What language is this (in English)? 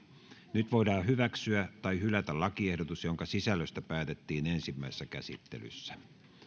Finnish